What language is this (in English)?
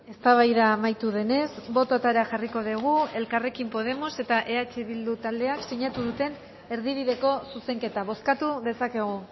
Basque